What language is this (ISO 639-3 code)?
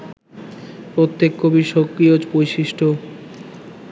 ben